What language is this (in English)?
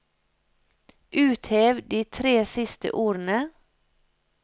Norwegian